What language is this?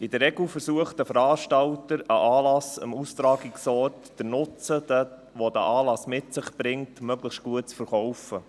Swiss German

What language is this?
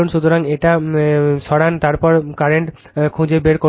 Bangla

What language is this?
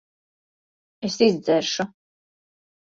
Latvian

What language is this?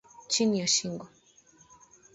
Swahili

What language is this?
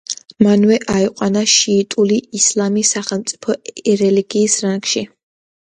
Georgian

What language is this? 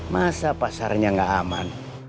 Indonesian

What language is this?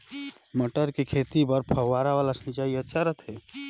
Chhattisgarhi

